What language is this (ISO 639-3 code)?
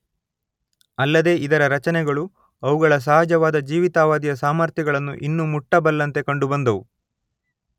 kan